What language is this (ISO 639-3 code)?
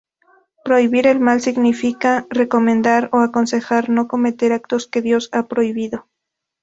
spa